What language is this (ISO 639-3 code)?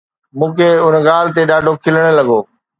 snd